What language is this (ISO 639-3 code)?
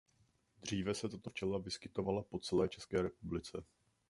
ces